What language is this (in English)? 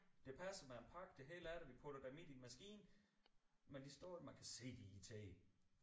Danish